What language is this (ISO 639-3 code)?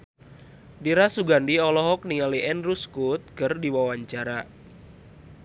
sun